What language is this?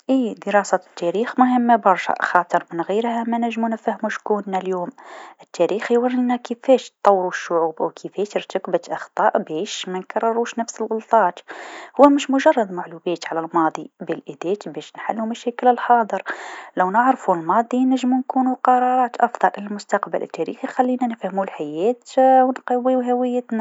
Tunisian Arabic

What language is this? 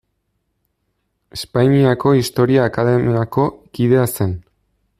Basque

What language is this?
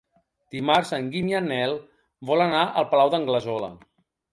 Catalan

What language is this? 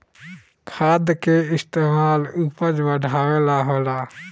Bhojpuri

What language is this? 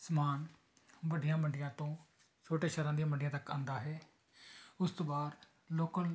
Punjabi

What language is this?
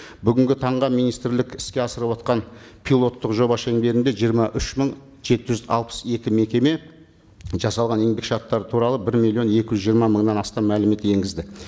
Kazakh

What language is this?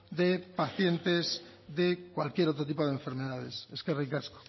Spanish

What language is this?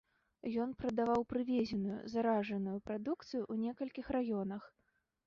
Belarusian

